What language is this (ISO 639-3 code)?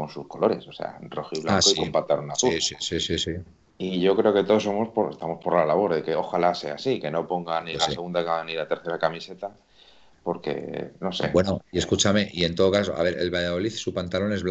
spa